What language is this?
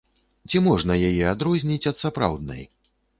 Belarusian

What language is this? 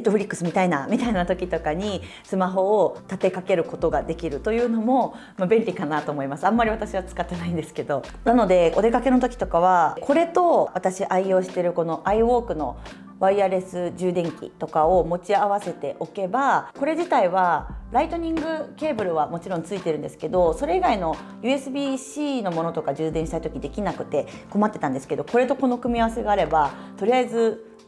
Japanese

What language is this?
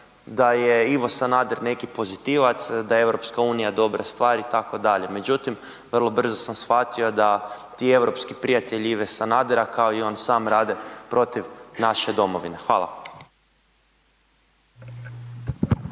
Croatian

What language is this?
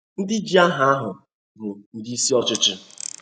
Igbo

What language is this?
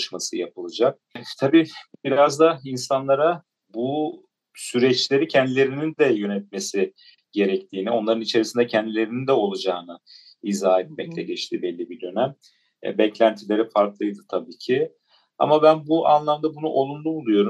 Turkish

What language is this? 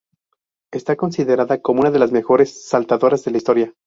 Spanish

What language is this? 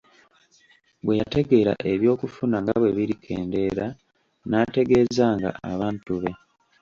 Ganda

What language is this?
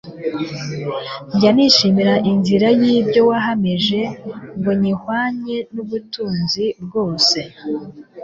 Kinyarwanda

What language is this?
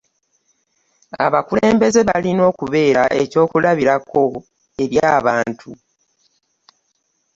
Ganda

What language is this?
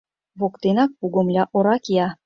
Mari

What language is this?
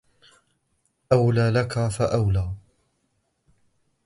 Arabic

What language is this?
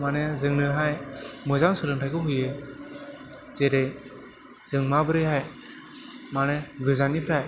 Bodo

